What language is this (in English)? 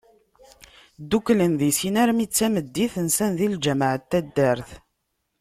Kabyle